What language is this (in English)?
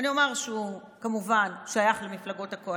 Hebrew